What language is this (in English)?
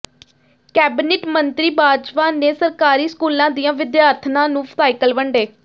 Punjabi